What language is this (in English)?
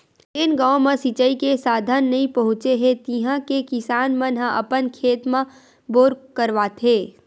Chhattisgarhi